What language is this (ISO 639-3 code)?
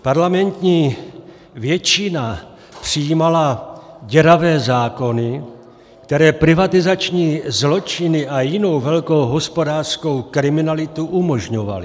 ces